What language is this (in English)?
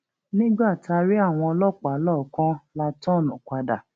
Yoruba